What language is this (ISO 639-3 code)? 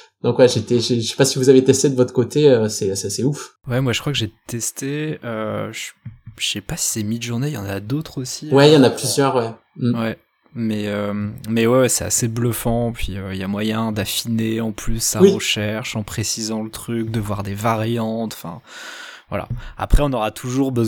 fra